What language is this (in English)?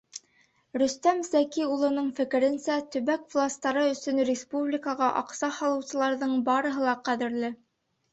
Bashkir